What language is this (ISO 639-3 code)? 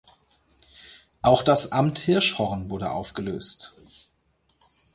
deu